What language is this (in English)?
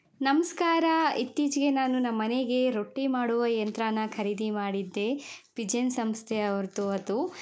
Kannada